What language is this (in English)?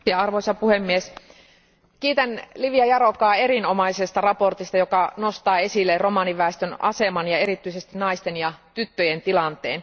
Finnish